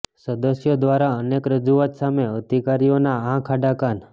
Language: Gujarati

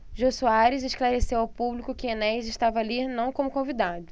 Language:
Portuguese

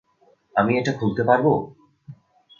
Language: Bangla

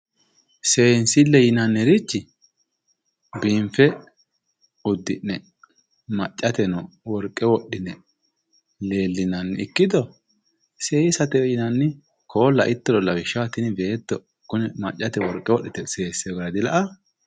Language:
Sidamo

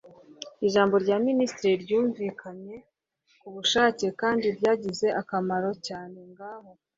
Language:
Kinyarwanda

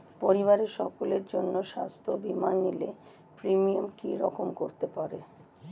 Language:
Bangla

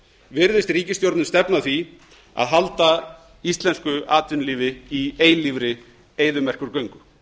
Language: Icelandic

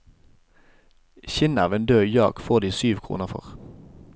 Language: Norwegian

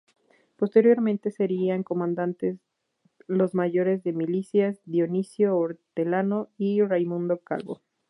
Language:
Spanish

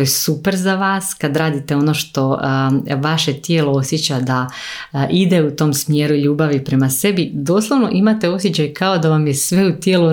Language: Croatian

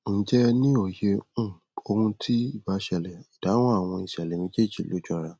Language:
Yoruba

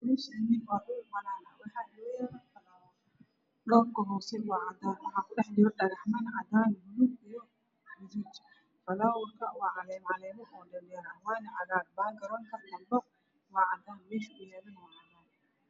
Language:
Somali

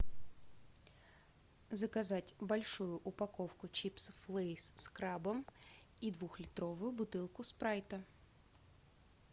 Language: Russian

